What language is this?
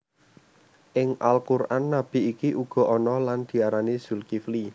Javanese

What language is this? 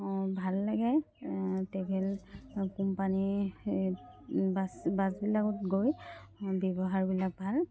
Assamese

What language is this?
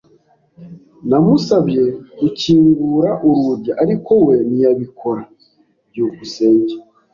Kinyarwanda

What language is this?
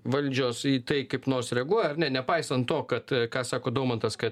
Lithuanian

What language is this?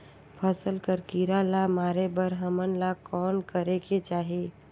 Chhattisgarhi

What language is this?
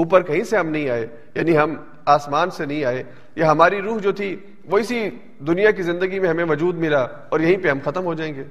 Urdu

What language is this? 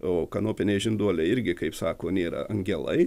Lithuanian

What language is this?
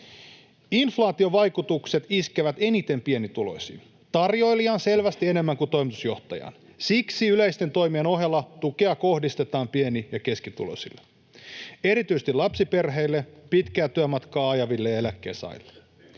Finnish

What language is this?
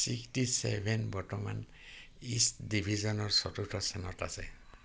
Assamese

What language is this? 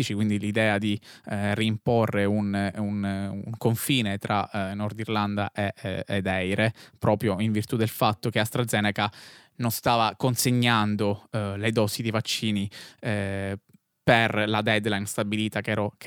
Italian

